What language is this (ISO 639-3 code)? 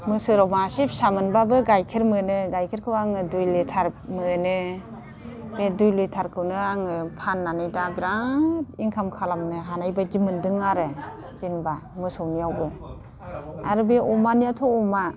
brx